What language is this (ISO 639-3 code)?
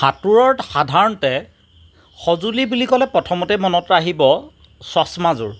asm